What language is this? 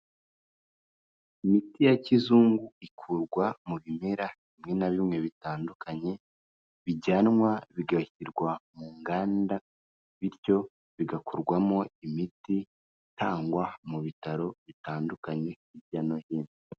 Kinyarwanda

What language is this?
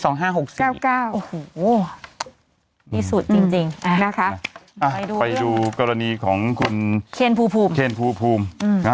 Thai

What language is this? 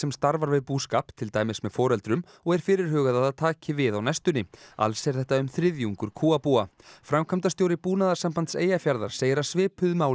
Icelandic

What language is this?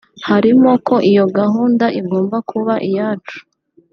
Kinyarwanda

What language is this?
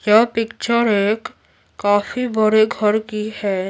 Hindi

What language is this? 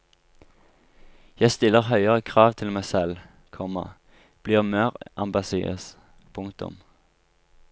Norwegian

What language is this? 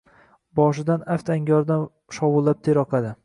Uzbek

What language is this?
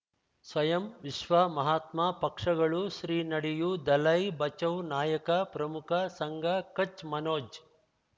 Kannada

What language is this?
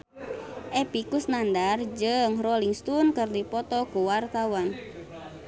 Sundanese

